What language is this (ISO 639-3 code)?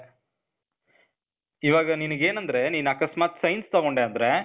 kan